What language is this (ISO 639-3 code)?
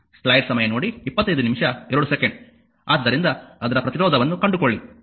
kan